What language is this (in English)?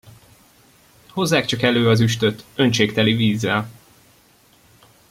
Hungarian